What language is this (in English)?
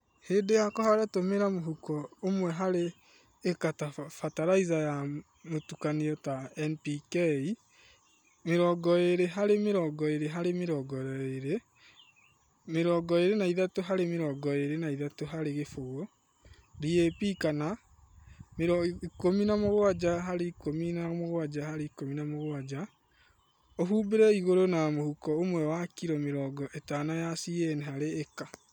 Kikuyu